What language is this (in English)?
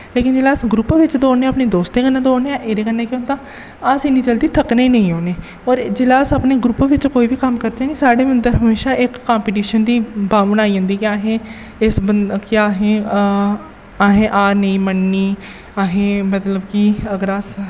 Dogri